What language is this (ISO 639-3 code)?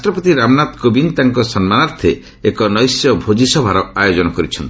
ori